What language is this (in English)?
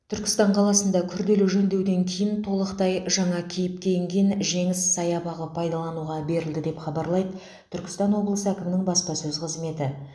Kazakh